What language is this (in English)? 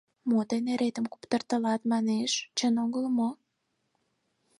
Mari